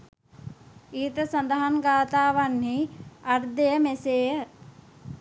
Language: Sinhala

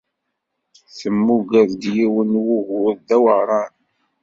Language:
Kabyle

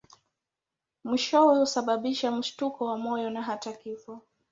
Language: Swahili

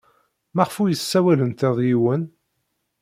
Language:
Kabyle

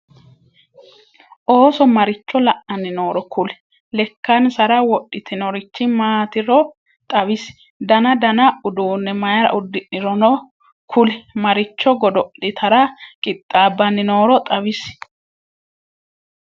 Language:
Sidamo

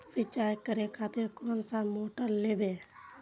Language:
Maithili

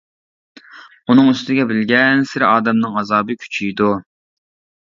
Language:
Uyghur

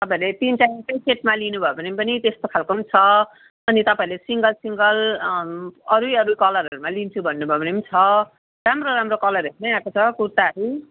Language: Nepali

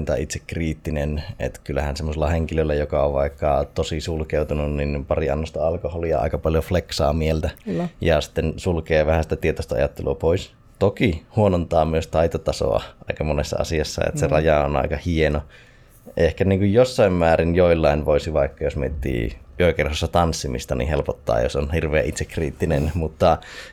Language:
Finnish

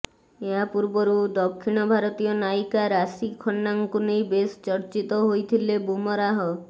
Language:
Odia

